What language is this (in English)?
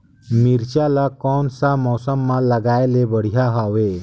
Chhattisgarhi